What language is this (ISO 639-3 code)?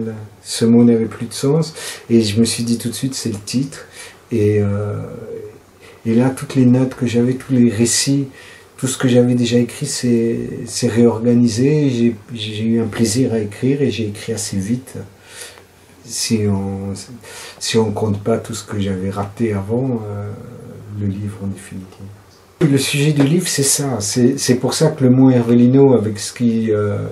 fra